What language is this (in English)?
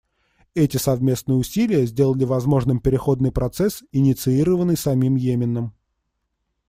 Russian